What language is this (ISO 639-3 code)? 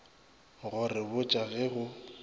nso